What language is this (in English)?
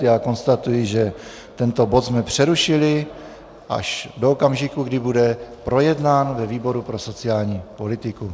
Czech